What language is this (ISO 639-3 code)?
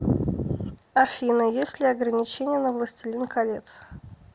rus